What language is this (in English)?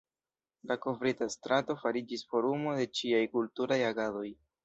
Esperanto